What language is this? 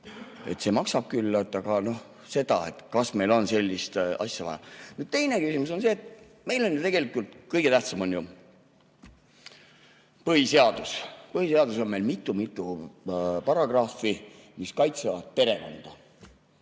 Estonian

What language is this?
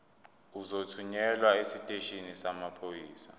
Zulu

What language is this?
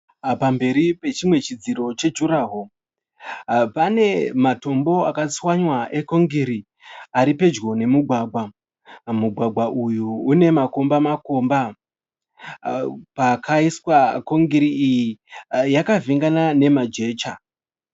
Shona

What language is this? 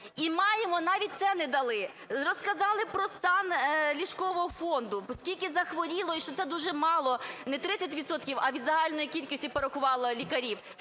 Ukrainian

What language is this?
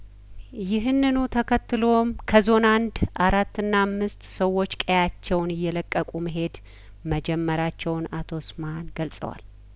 Amharic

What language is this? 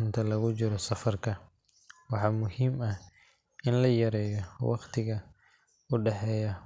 Somali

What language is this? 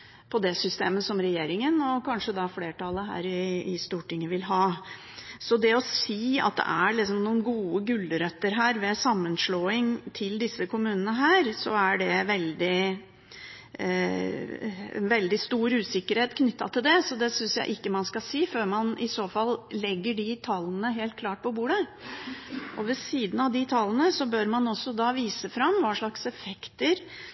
Norwegian Bokmål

